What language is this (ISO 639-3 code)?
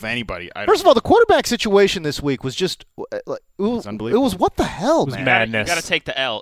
eng